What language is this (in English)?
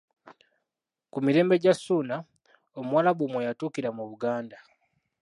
Ganda